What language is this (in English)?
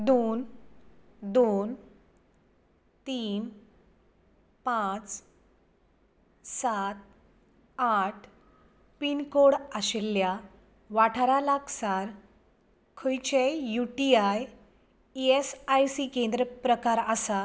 Konkani